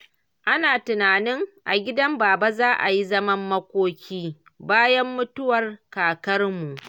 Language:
Hausa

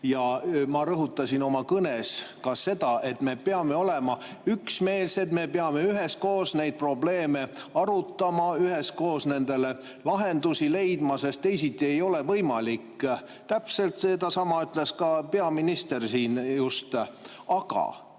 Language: Estonian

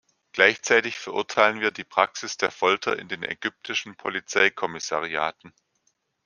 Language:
German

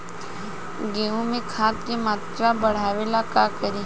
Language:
Bhojpuri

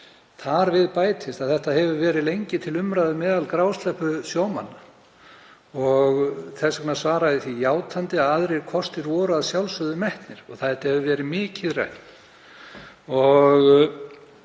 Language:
Icelandic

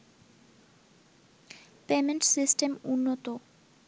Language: Bangla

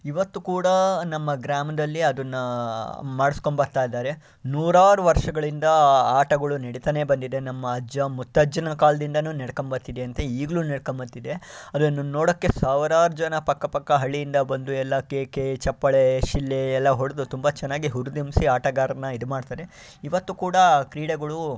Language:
Kannada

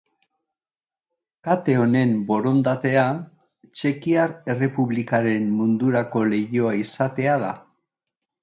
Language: Basque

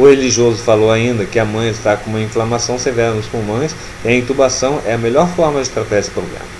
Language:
Portuguese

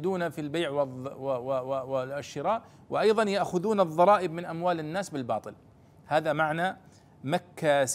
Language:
Arabic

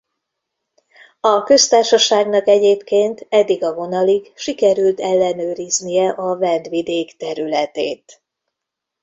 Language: Hungarian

